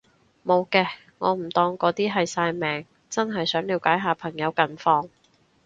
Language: Cantonese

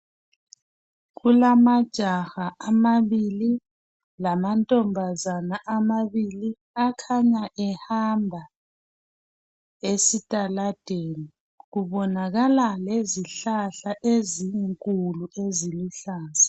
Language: North Ndebele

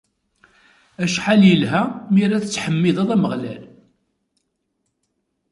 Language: Kabyle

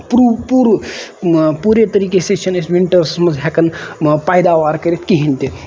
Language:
Kashmiri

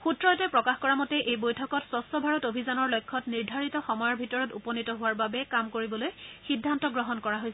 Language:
Assamese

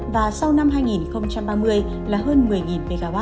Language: Vietnamese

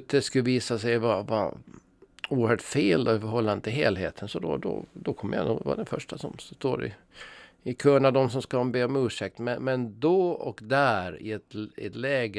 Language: Swedish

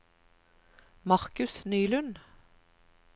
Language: Norwegian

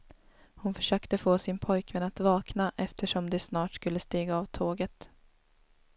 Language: Swedish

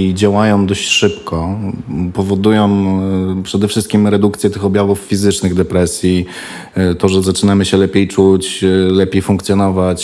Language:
Polish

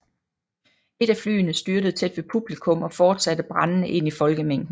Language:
Danish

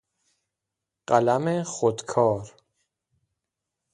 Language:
Persian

